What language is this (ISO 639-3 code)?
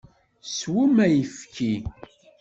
kab